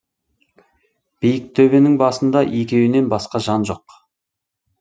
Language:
Kazakh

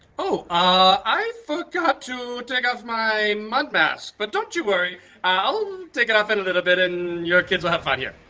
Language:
English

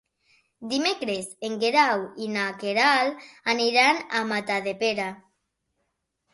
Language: Catalan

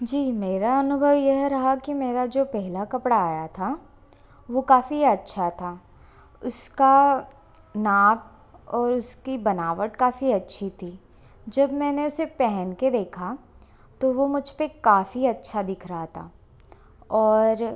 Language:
Hindi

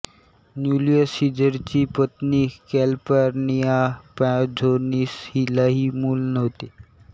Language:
Marathi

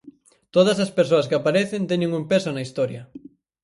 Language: Galician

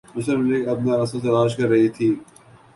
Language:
Urdu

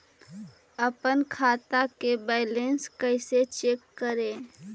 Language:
Magahi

